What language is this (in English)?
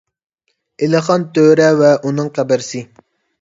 Uyghur